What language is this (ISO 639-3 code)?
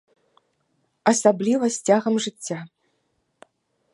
bel